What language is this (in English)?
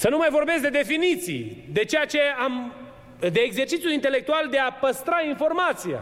Romanian